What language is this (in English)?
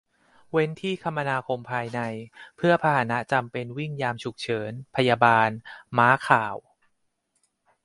Thai